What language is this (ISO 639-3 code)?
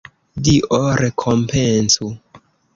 epo